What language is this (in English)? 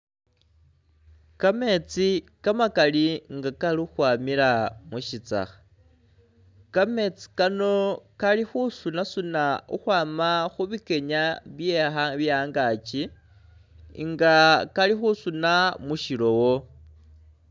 Masaaba